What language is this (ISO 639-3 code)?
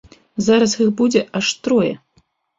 bel